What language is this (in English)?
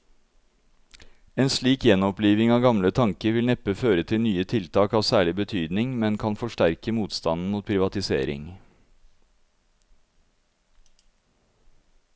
Norwegian